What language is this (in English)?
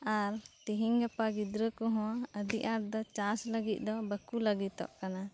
Santali